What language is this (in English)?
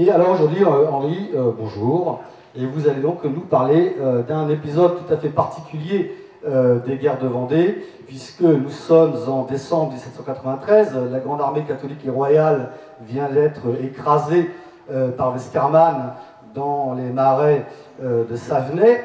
French